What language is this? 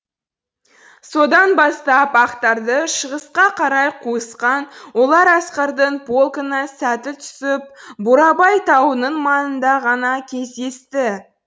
Kazakh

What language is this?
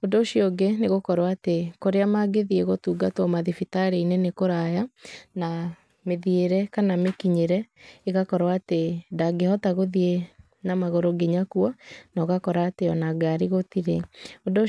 Kikuyu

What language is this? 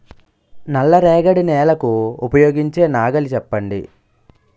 Telugu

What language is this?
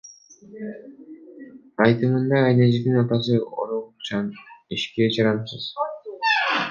Kyrgyz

